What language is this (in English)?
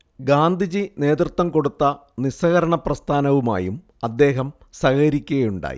Malayalam